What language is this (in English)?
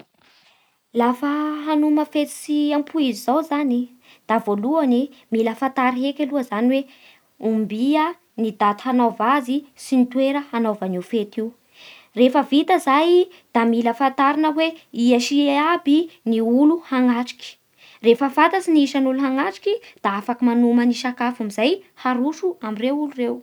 Bara Malagasy